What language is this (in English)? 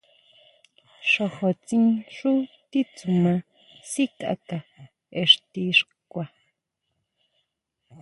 Huautla Mazatec